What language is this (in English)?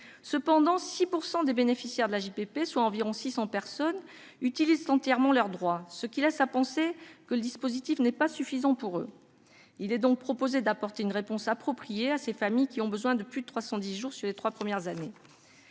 French